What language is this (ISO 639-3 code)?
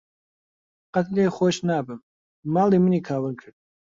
ckb